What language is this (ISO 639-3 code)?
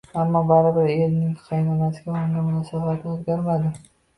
uzb